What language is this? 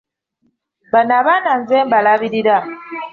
Ganda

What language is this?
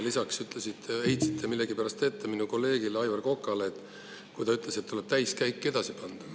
Estonian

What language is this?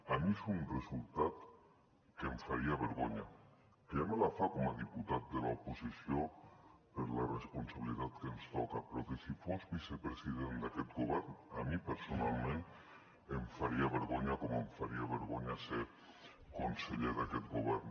Catalan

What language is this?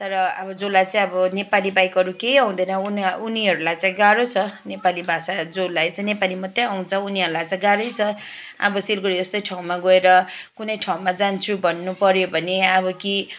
Nepali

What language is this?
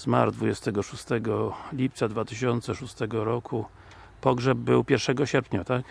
Polish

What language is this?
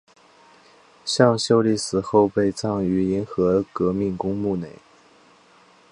Chinese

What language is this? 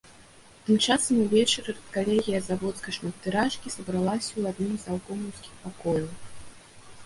Belarusian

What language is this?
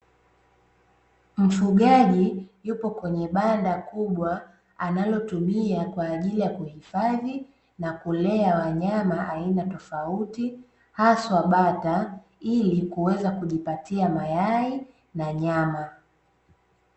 Swahili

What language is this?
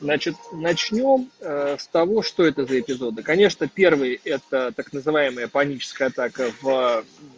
Russian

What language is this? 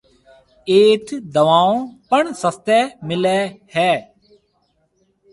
Marwari (Pakistan)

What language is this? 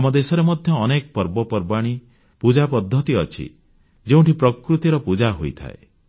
Odia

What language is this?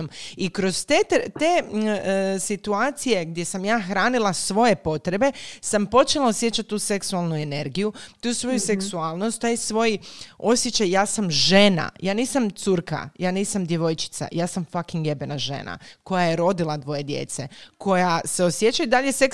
Croatian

